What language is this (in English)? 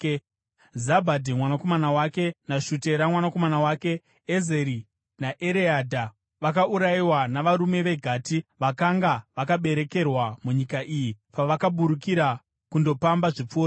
Shona